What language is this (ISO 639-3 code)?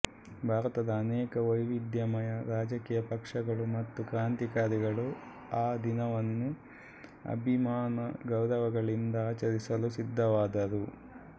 kan